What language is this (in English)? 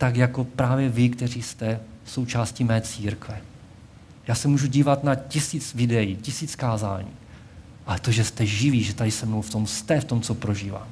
Czech